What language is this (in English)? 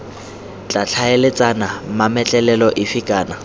Tswana